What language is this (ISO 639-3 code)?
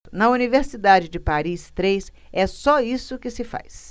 por